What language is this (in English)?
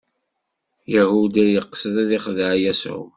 Kabyle